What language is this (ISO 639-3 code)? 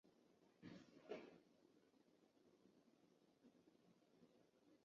zho